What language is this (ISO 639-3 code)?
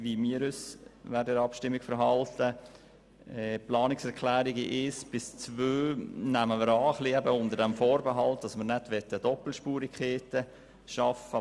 gsw